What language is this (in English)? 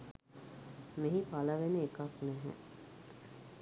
Sinhala